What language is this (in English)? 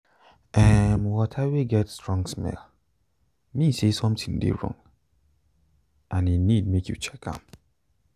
Nigerian Pidgin